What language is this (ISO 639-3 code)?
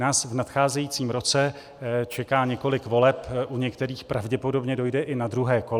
ces